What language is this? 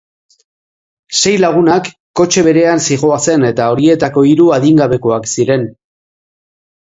Basque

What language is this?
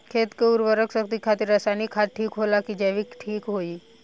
Bhojpuri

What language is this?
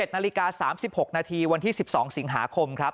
Thai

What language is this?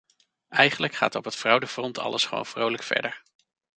Dutch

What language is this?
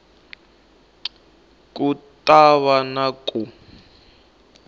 Tsonga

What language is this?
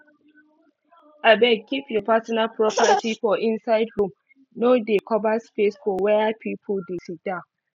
Nigerian Pidgin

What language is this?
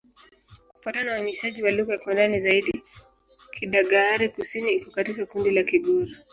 Swahili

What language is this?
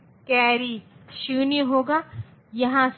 Hindi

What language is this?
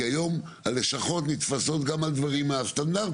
Hebrew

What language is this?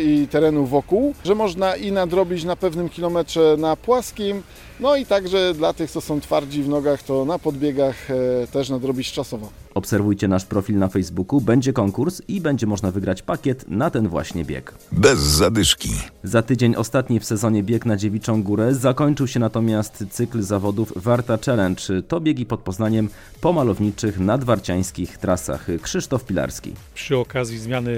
Polish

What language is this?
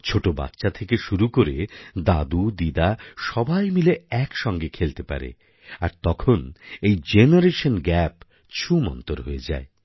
Bangla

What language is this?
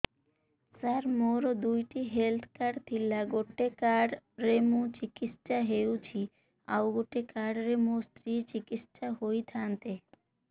Odia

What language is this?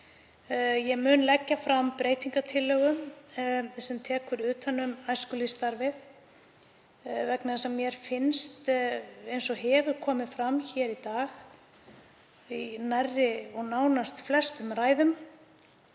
Icelandic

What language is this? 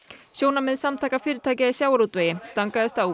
Icelandic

